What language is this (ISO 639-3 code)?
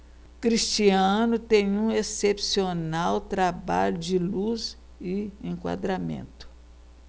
por